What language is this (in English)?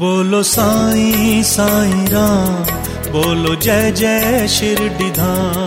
Hindi